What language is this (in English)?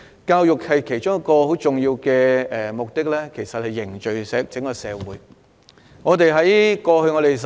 Cantonese